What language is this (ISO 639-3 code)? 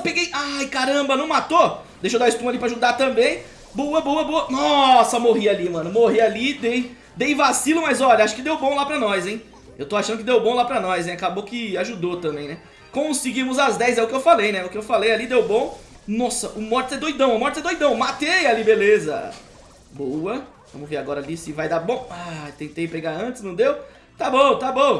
por